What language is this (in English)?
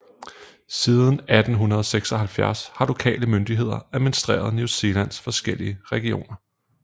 Danish